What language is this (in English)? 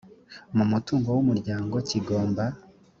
Kinyarwanda